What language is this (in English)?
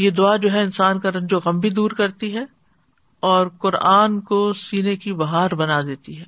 Urdu